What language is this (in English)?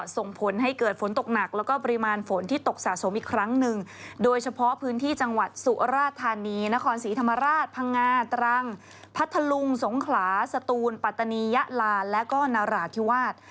Thai